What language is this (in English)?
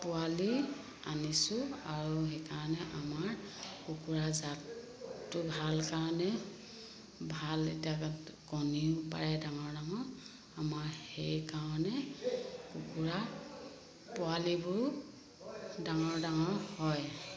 Assamese